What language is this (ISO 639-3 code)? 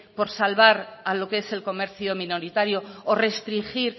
spa